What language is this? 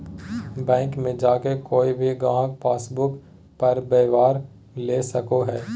Magahi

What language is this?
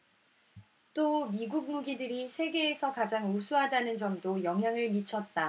Korean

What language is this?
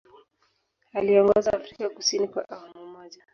Swahili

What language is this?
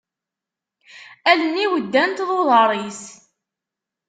Kabyle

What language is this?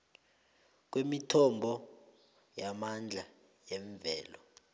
South Ndebele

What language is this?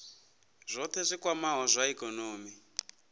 Venda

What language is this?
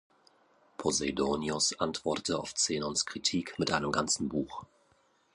German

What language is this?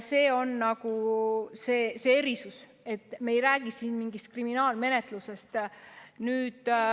Estonian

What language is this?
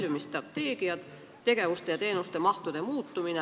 Estonian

